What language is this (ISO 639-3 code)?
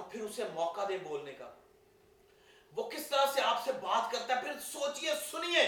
urd